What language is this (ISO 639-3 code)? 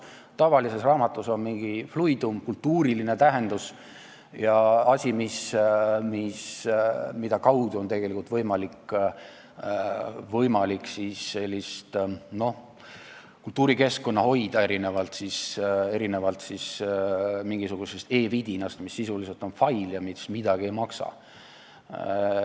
est